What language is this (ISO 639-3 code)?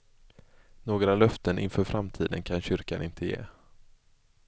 swe